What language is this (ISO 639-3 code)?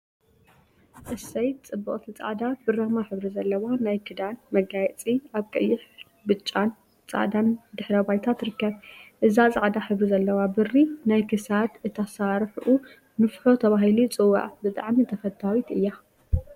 tir